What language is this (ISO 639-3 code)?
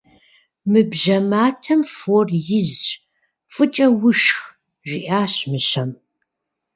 kbd